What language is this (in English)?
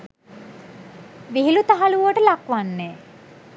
Sinhala